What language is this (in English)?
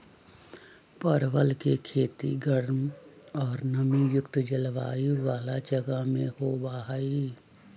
Magahi